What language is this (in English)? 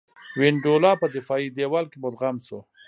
Pashto